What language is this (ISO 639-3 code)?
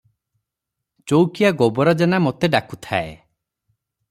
ori